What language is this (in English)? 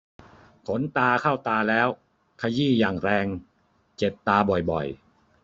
Thai